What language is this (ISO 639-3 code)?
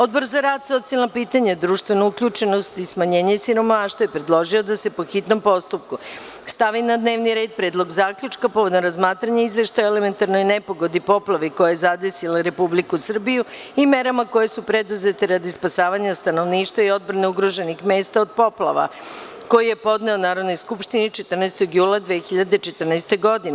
srp